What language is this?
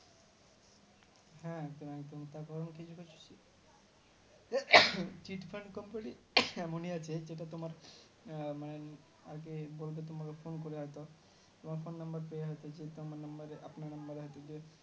Bangla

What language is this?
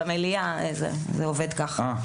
Hebrew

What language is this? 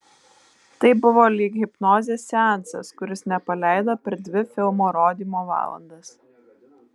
Lithuanian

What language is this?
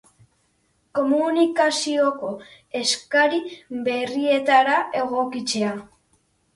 Basque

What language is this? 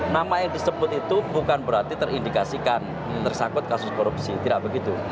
Indonesian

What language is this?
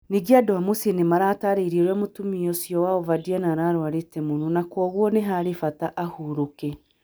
Kikuyu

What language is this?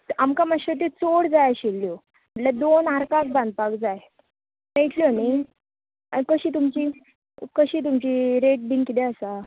Konkani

